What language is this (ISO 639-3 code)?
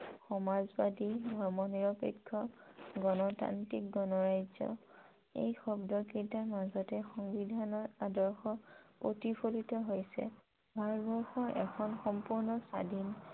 asm